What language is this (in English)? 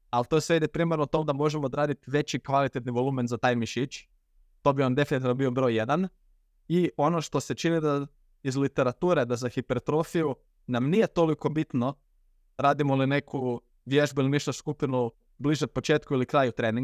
Croatian